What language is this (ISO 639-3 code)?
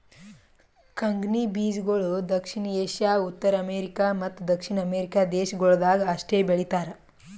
kan